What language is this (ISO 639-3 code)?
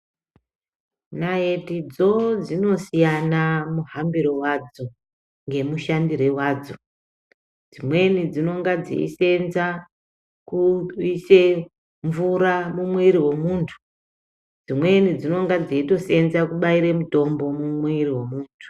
ndc